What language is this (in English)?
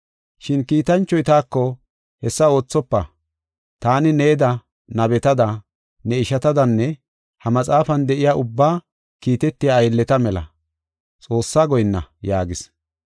Gofa